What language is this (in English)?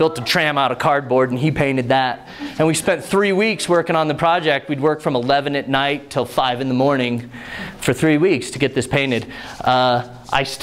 English